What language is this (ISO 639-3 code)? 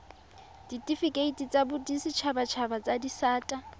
tsn